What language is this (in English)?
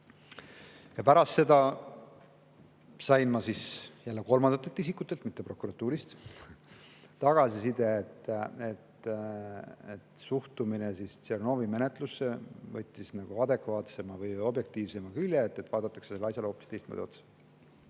Estonian